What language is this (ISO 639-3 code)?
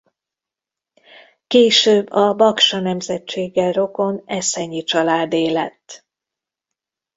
hun